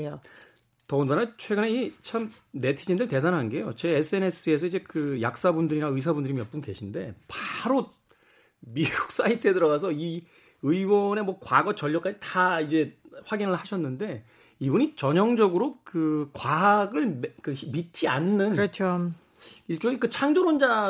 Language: Korean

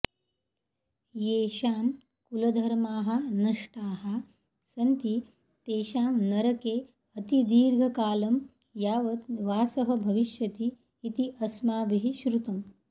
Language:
Sanskrit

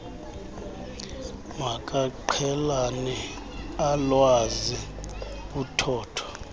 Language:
Xhosa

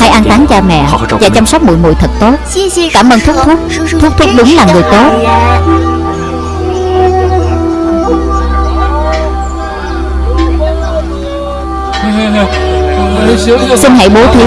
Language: Vietnamese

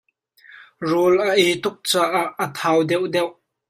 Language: Hakha Chin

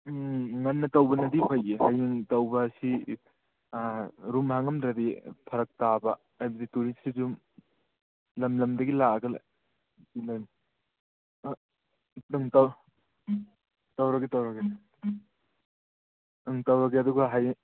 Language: Manipuri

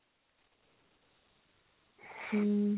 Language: Odia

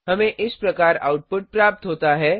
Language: Hindi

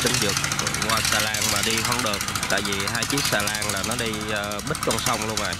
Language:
Vietnamese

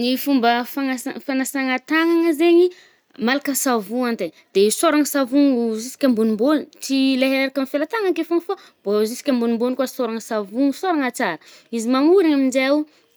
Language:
Northern Betsimisaraka Malagasy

